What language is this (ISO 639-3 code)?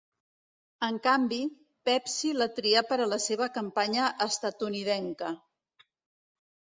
cat